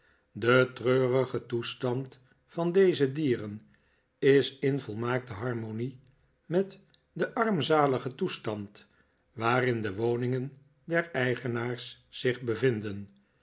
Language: Dutch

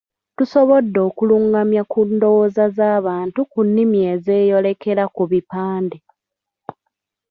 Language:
Ganda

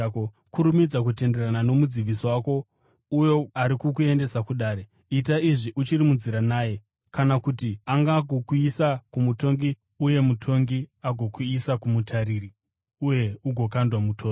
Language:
Shona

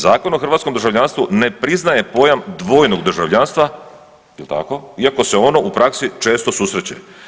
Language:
Croatian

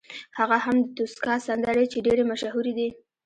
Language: Pashto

